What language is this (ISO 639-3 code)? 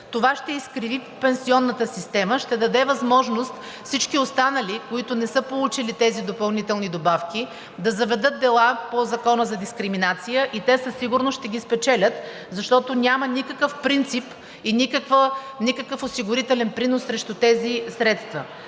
bul